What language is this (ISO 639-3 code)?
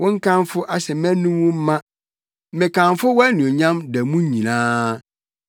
aka